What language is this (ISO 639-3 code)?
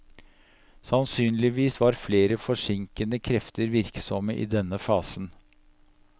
nor